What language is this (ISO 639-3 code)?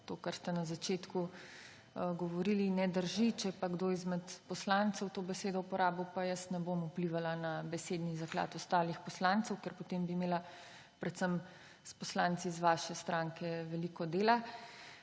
slv